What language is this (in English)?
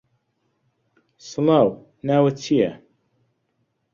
Central Kurdish